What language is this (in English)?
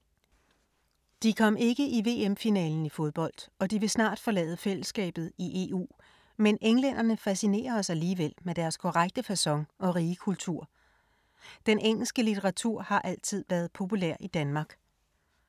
Danish